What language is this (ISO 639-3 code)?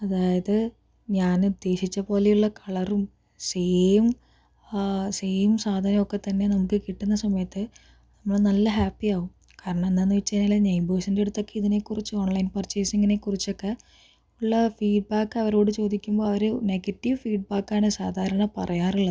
mal